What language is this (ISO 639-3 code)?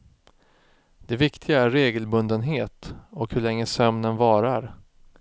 swe